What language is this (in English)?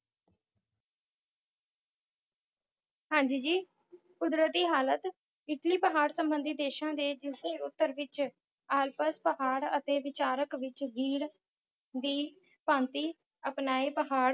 Punjabi